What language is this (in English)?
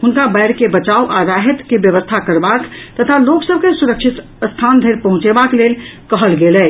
Maithili